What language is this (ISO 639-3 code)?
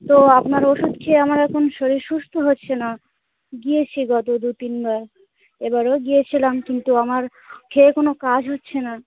ben